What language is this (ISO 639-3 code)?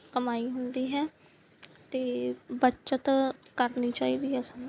pan